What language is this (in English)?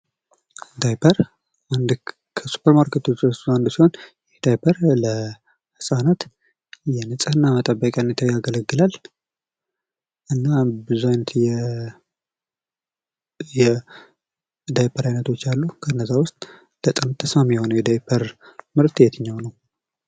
Amharic